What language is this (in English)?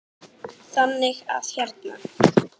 Icelandic